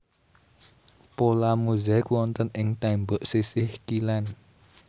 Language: Javanese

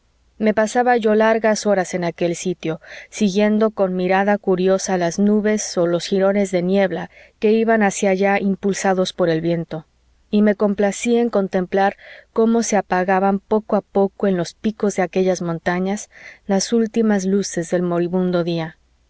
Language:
Spanish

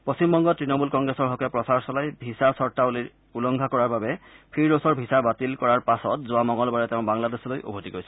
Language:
Assamese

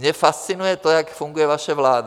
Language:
Czech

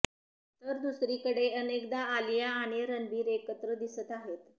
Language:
Marathi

